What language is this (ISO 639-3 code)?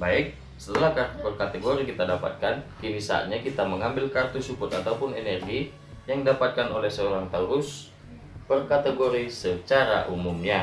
ind